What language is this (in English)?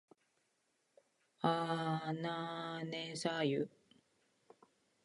Japanese